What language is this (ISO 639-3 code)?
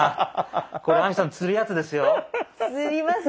jpn